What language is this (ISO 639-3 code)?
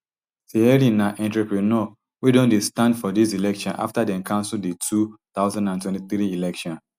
pcm